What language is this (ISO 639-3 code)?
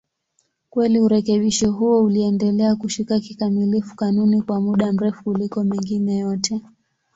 swa